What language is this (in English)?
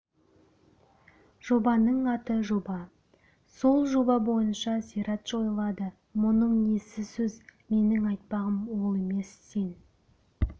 Kazakh